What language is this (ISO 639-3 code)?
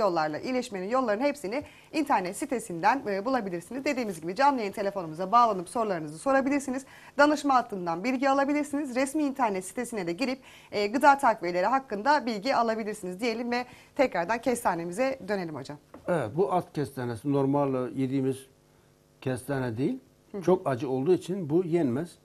tur